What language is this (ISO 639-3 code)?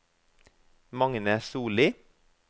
nor